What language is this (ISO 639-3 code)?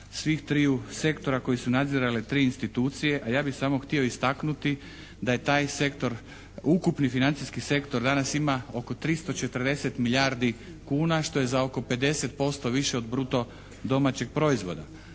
hrv